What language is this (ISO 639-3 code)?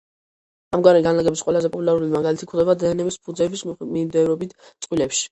kat